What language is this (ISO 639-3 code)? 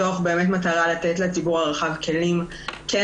heb